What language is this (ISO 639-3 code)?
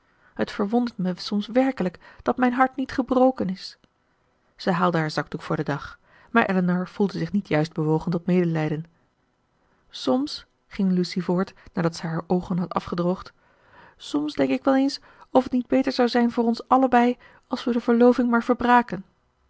nld